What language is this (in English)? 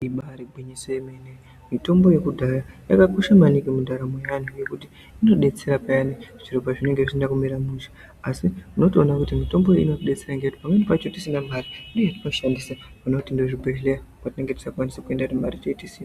Ndau